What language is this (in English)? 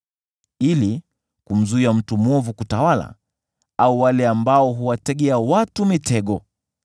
Swahili